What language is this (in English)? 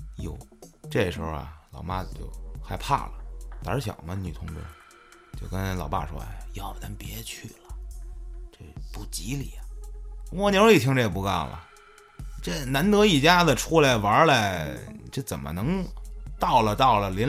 Chinese